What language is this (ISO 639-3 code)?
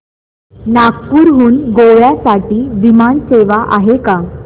mar